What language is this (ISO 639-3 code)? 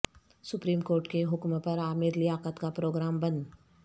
urd